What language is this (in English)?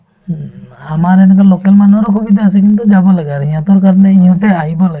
Assamese